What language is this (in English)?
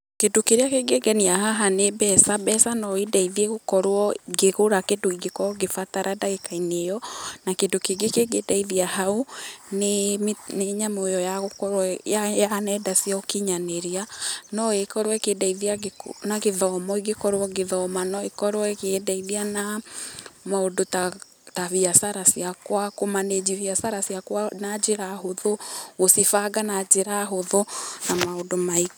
Kikuyu